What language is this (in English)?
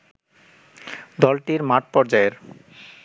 Bangla